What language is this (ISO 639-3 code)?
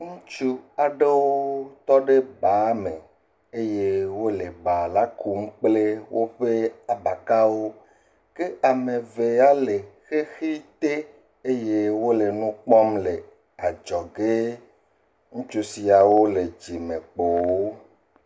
ewe